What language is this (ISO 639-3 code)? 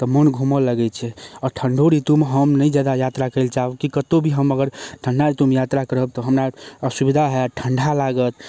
mai